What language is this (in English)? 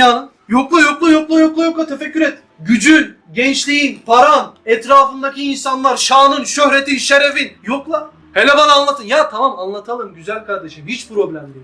Turkish